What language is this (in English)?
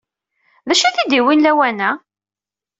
Kabyle